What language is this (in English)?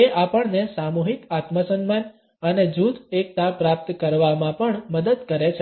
Gujarati